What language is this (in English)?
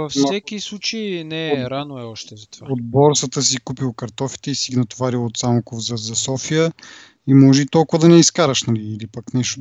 Bulgarian